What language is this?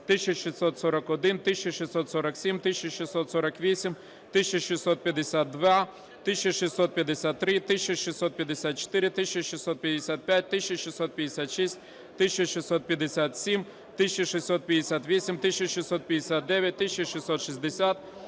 Ukrainian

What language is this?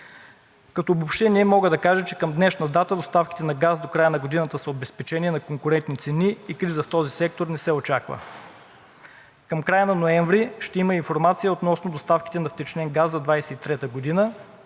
Bulgarian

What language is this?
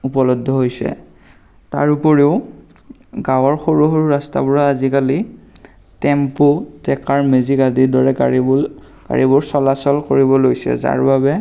Assamese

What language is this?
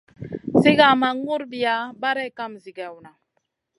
Masana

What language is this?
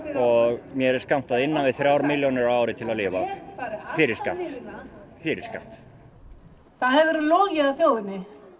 Icelandic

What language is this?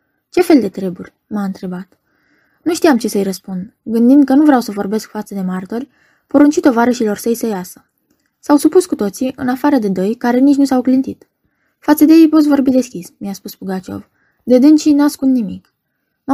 Romanian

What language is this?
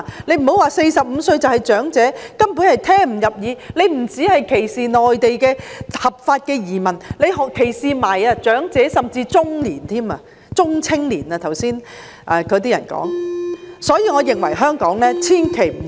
Cantonese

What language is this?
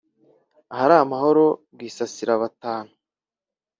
Kinyarwanda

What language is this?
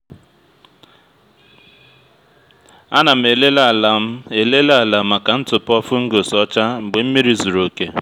Igbo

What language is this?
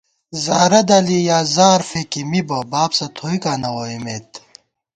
Gawar-Bati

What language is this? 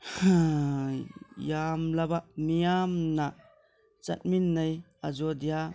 Manipuri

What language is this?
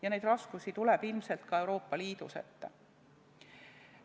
Estonian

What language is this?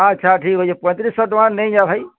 Odia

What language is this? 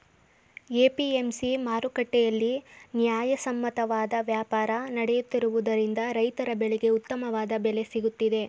Kannada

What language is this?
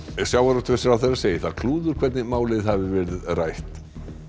Icelandic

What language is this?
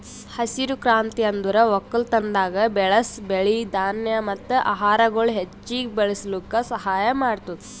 Kannada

